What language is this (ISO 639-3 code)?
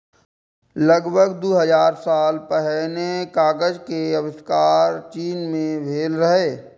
mai